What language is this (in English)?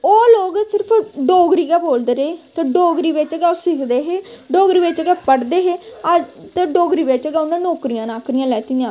Dogri